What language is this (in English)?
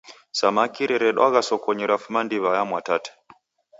Taita